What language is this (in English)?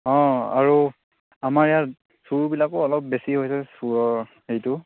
Assamese